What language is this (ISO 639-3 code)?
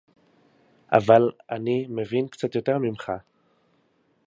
heb